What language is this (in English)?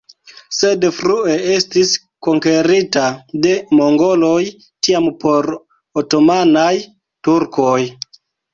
Esperanto